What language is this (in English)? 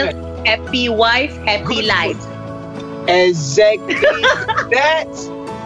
Malay